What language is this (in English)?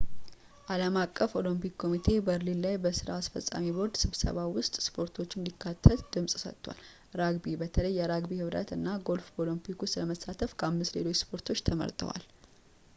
Amharic